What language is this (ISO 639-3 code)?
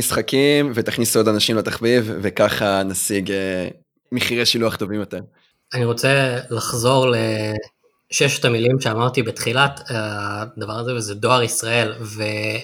heb